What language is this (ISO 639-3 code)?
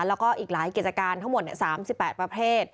tha